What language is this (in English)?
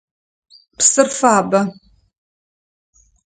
Adyghe